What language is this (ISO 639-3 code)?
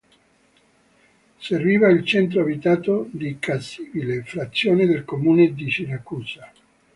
ita